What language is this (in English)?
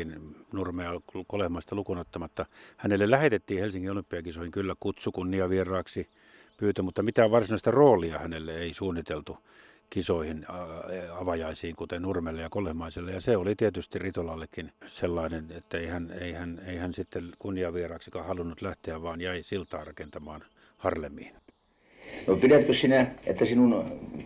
Finnish